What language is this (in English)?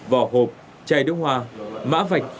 Vietnamese